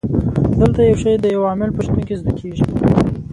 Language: Pashto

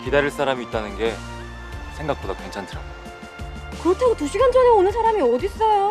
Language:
Korean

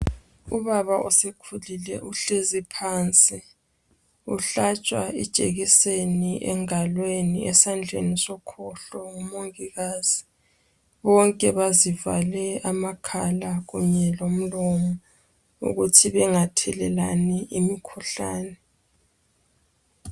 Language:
North Ndebele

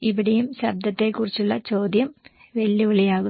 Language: Malayalam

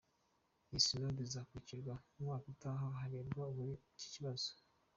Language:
Kinyarwanda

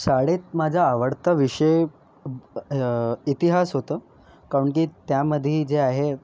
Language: Marathi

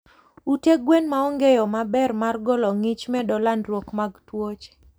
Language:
Luo (Kenya and Tanzania)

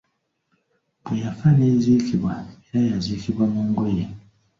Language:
Ganda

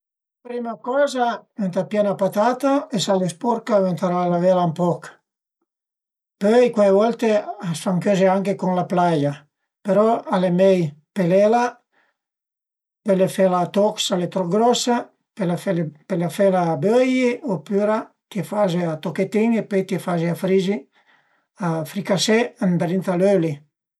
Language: Piedmontese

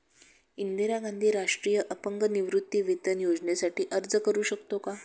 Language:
Marathi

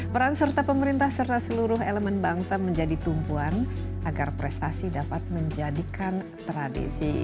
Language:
Indonesian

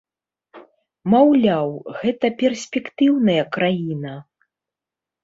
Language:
Belarusian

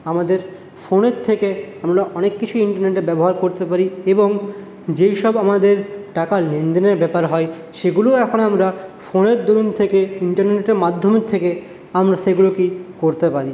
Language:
Bangla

